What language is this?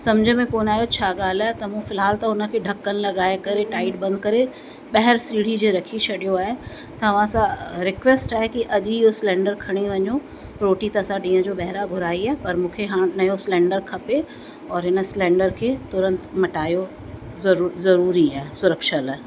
Sindhi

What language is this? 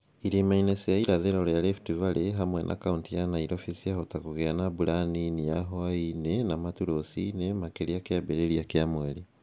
Kikuyu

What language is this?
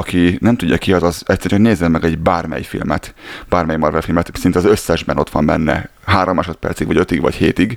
Hungarian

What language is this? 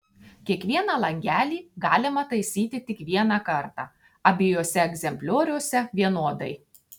Lithuanian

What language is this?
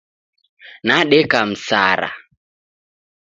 Taita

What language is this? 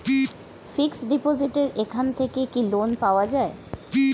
Bangla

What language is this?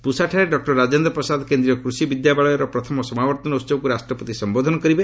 Odia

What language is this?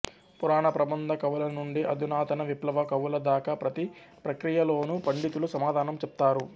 Telugu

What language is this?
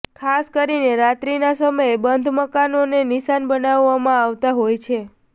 Gujarati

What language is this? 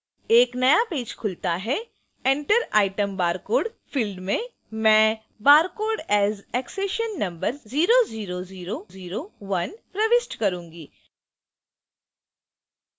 Hindi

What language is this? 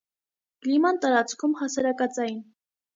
Armenian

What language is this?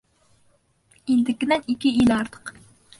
Bashkir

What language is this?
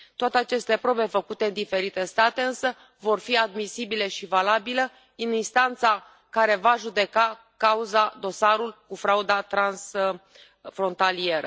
Romanian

